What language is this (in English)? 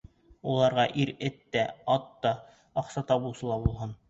Bashkir